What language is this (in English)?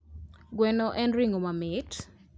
Luo (Kenya and Tanzania)